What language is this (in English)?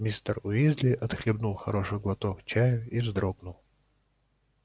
Russian